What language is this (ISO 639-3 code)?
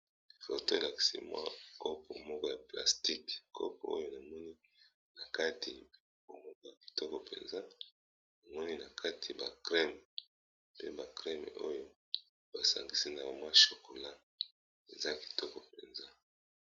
lin